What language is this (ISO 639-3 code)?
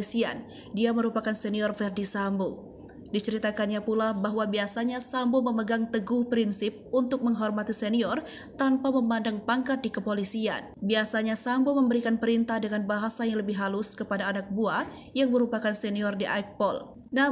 ind